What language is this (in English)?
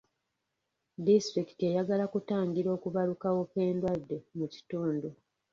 Ganda